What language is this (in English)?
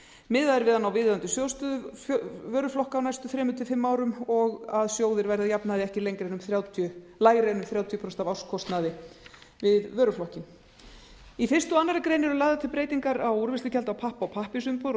Icelandic